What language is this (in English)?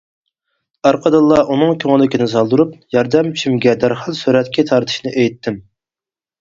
Uyghur